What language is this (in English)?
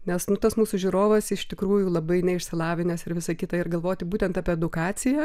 Lithuanian